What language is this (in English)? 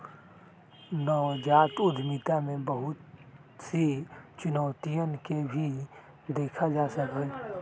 Magahi